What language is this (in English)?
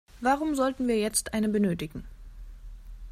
German